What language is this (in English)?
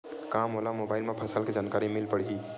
Chhattisgarhi